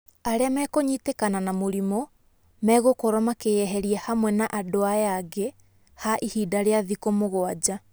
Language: Kikuyu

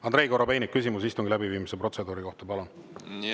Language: Estonian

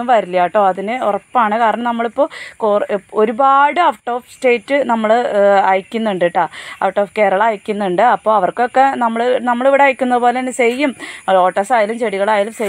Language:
Malayalam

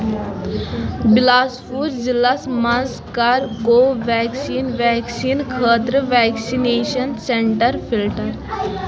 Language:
Kashmiri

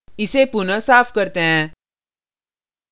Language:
Hindi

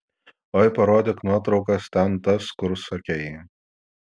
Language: Lithuanian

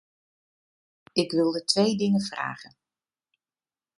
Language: Dutch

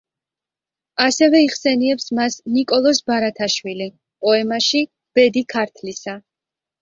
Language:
Georgian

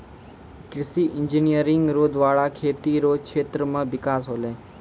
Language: Maithili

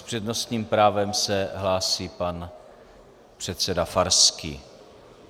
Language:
Czech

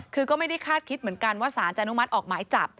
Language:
Thai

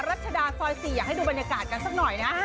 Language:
Thai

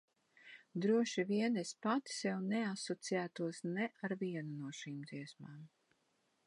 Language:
Latvian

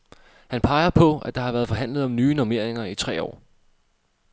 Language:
Danish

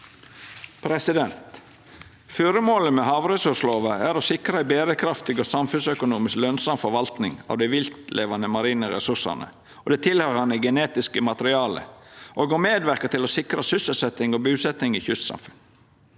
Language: Norwegian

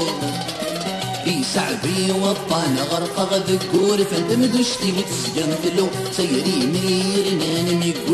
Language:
Arabic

